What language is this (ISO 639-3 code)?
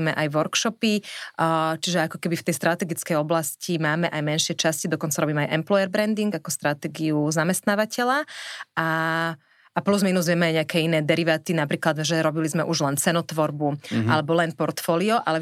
slk